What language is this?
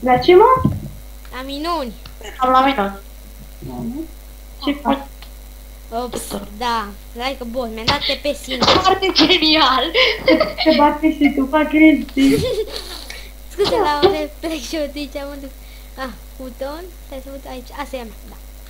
Romanian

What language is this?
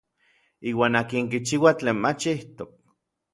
Orizaba Nahuatl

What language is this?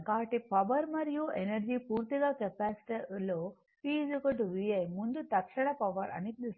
Telugu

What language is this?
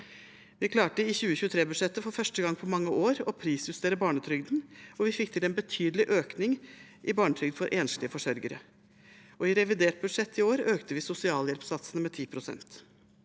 Norwegian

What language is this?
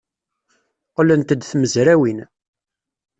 Kabyle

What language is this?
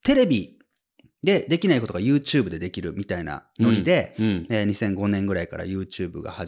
Japanese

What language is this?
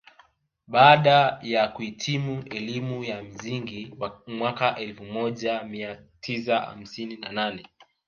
Swahili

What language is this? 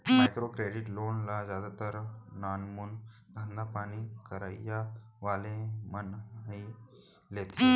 Chhattisgarhi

